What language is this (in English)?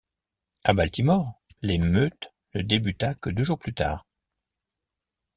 French